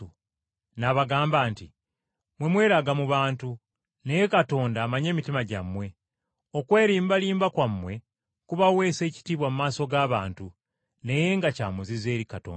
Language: Ganda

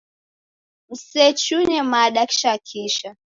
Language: Taita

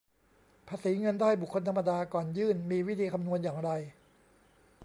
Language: Thai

